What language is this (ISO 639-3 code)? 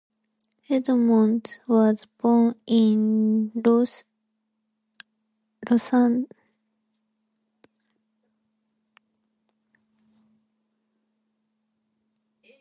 eng